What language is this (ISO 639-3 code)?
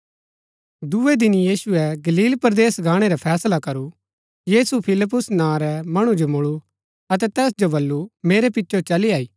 gbk